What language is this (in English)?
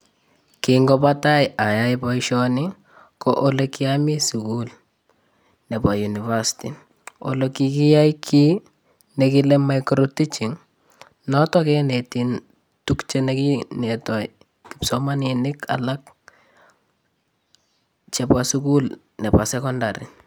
Kalenjin